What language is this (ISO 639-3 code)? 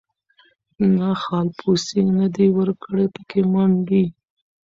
pus